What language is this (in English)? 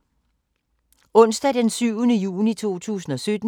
Danish